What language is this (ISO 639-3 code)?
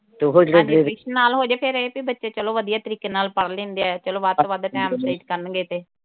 pan